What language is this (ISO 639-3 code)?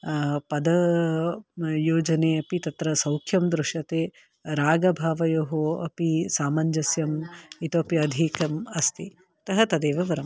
san